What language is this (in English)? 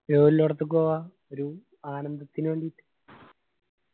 Malayalam